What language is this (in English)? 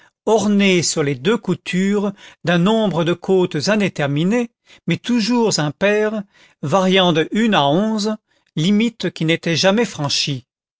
French